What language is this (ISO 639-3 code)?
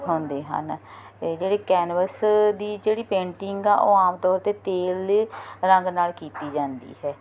pan